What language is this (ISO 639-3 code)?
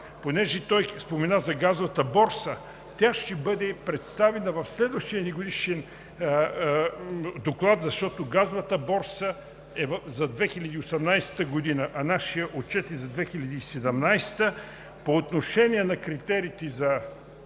bul